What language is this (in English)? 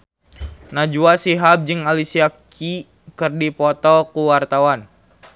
Sundanese